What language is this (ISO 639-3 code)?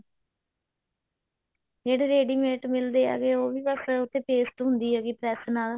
pan